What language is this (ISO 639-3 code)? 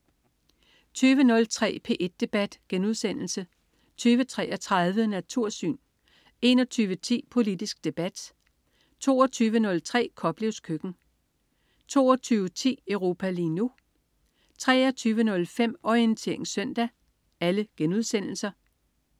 dan